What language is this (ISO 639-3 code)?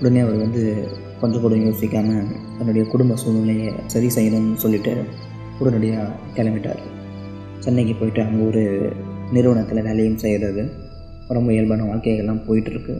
tam